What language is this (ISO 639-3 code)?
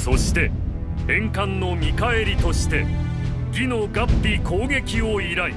jpn